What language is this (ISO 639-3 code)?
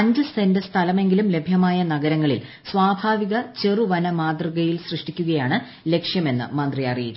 mal